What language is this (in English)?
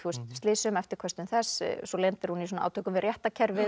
Icelandic